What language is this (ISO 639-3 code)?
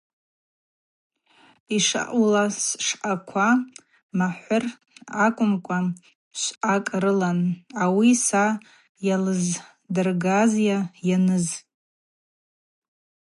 abq